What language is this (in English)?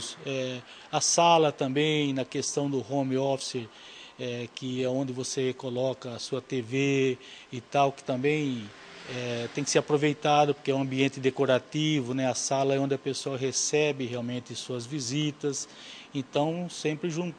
Portuguese